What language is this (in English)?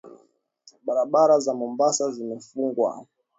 Swahili